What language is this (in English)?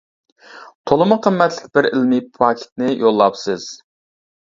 Uyghur